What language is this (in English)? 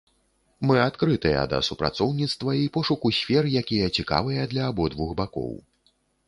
Belarusian